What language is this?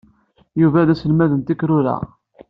Kabyle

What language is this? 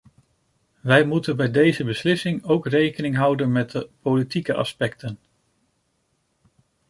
Dutch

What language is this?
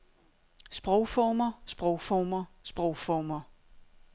Danish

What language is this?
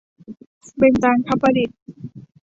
Thai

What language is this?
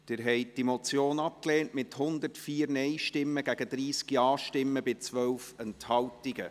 Swiss German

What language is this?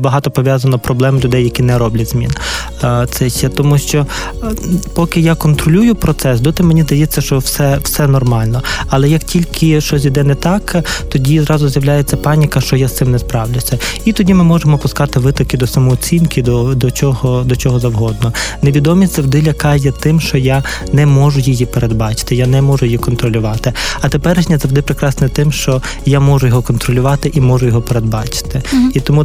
Ukrainian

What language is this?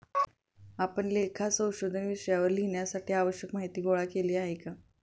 Marathi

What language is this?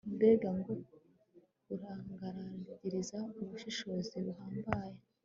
Kinyarwanda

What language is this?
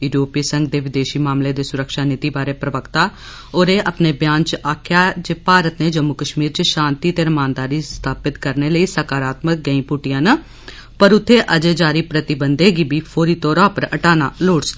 Dogri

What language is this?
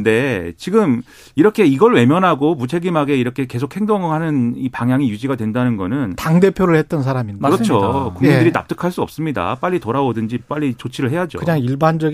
Korean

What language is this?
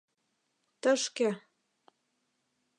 Mari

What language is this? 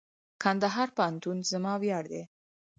Pashto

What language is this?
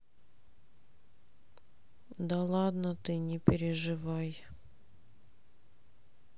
Russian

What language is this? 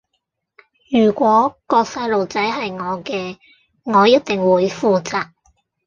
Cantonese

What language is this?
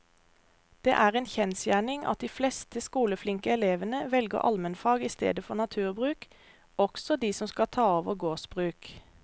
Norwegian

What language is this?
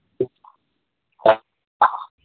Manipuri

